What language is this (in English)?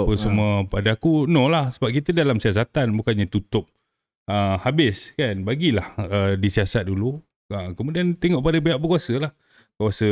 Malay